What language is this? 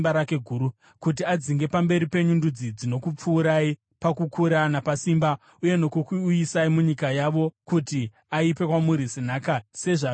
Shona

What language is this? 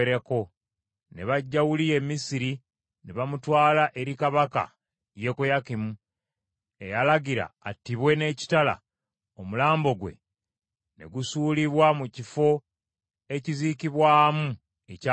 Ganda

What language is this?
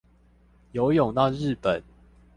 Chinese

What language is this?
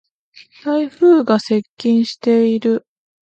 Japanese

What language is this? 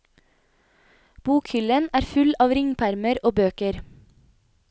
Norwegian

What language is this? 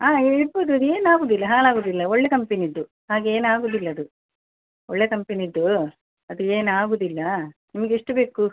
Kannada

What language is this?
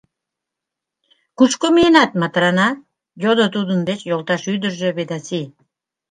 Mari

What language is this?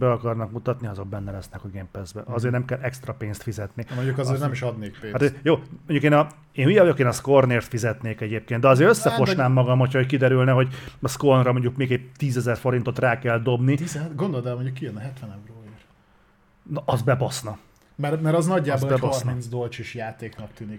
Hungarian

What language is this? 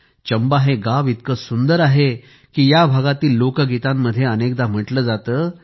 Marathi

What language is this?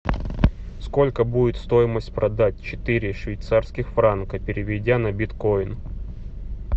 Russian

